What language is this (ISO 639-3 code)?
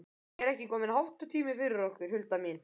isl